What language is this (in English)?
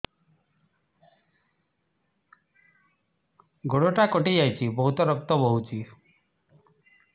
Odia